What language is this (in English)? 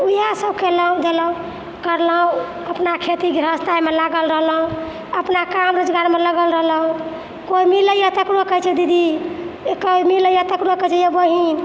Maithili